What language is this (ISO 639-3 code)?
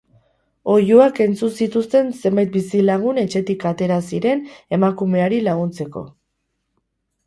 eus